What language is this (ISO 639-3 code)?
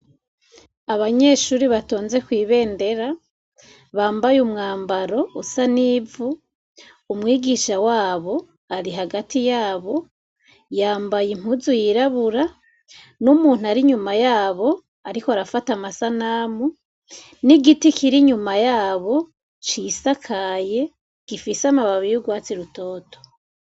run